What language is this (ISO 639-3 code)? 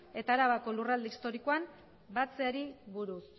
eus